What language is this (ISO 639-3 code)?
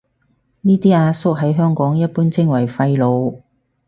yue